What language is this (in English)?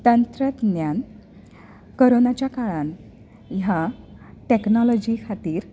Konkani